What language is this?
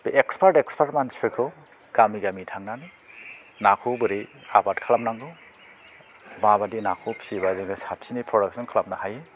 Bodo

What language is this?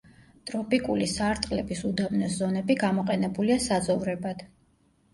Georgian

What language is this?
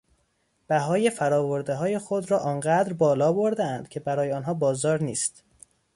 Persian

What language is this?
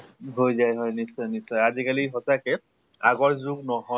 Assamese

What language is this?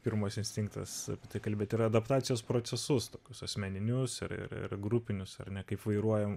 Lithuanian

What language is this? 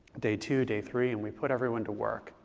English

